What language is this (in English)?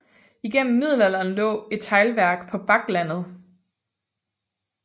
Danish